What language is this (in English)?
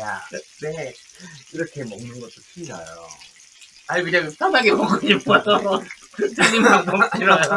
Korean